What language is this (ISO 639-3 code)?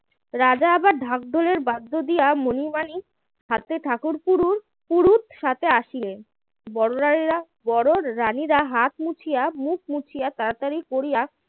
ben